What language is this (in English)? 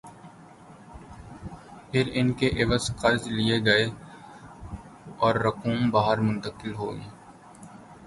Urdu